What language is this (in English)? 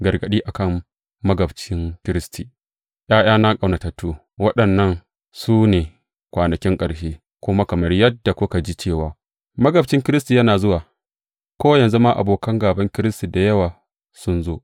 Hausa